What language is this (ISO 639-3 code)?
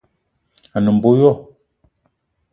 eto